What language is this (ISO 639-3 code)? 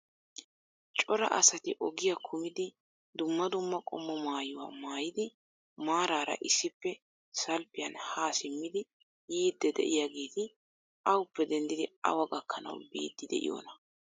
wal